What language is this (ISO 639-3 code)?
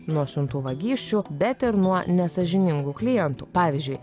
lit